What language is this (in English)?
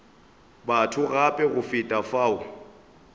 Northern Sotho